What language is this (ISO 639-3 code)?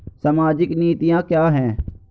hin